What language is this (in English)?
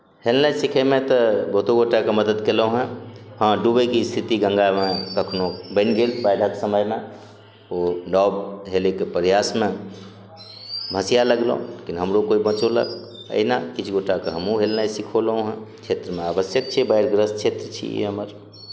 Maithili